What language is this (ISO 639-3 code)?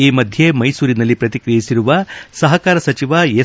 kan